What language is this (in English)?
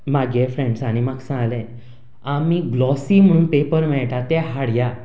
Konkani